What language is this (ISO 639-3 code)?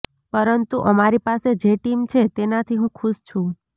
guj